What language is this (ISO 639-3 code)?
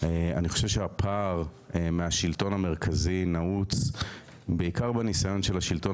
heb